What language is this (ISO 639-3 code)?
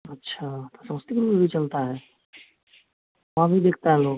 hin